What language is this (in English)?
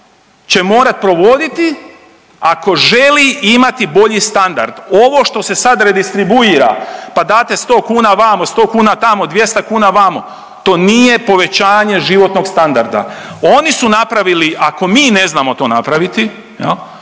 Croatian